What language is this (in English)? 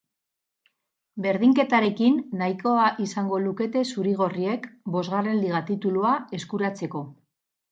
Basque